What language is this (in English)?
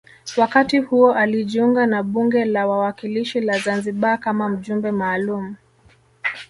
Swahili